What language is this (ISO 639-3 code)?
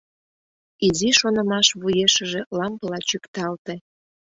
chm